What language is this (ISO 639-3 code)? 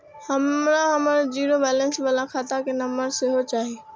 mai